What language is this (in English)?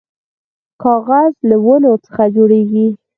Pashto